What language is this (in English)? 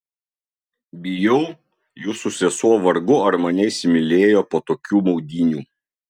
Lithuanian